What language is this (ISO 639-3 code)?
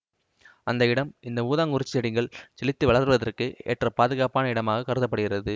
tam